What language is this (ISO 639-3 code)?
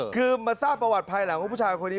tha